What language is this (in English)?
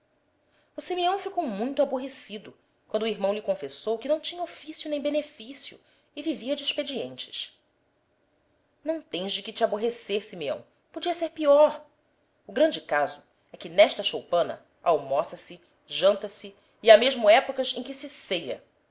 Portuguese